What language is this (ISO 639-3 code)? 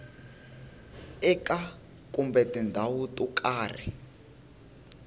tso